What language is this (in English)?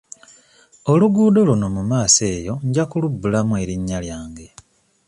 Ganda